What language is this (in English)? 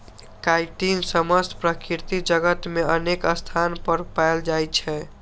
Maithili